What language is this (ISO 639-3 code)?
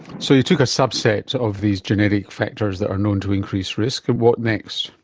eng